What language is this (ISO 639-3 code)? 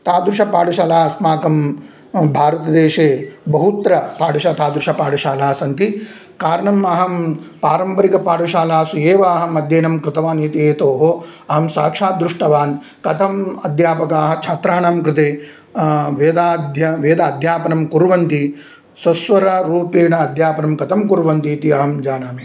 san